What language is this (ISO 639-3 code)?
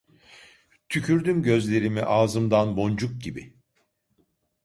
tur